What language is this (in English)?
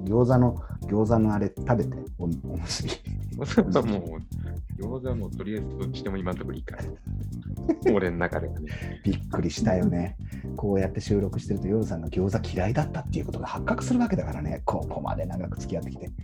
Japanese